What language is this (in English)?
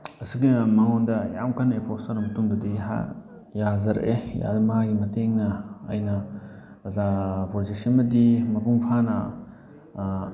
Manipuri